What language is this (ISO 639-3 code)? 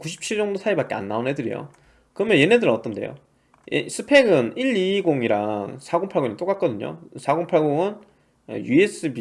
kor